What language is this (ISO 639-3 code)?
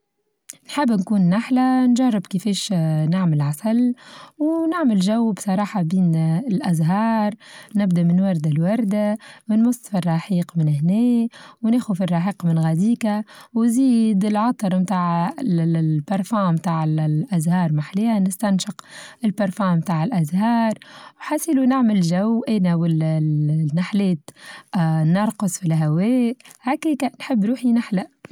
aeb